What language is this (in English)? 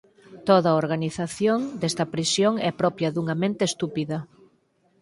Galician